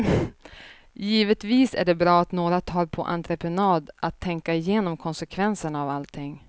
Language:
Swedish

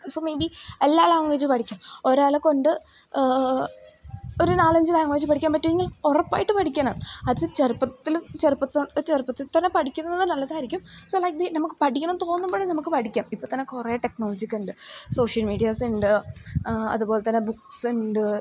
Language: Malayalam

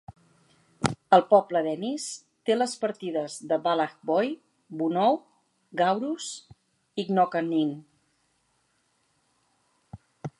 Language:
Catalan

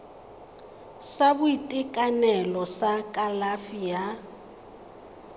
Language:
Tswana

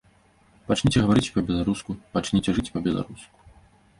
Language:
Belarusian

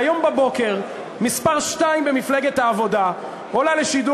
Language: Hebrew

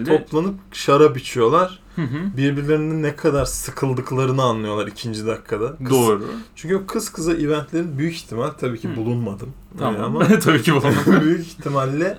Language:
Turkish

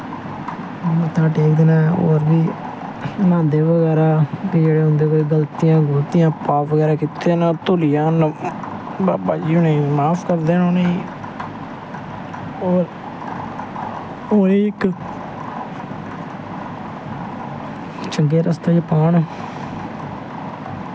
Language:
Dogri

